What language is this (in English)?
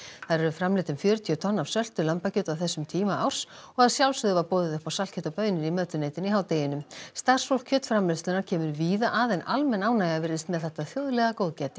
Icelandic